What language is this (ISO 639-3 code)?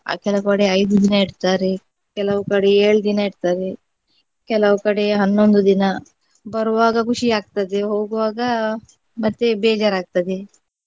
kan